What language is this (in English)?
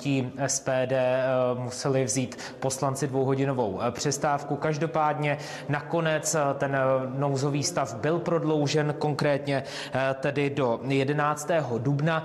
Czech